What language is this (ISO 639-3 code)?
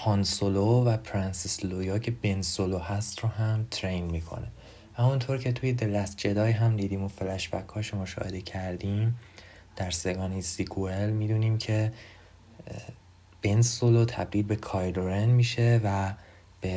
fas